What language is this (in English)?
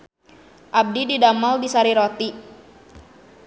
Sundanese